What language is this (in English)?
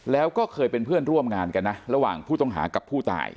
Thai